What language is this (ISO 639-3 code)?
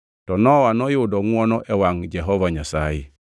luo